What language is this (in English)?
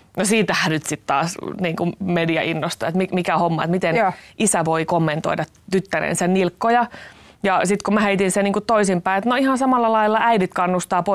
Finnish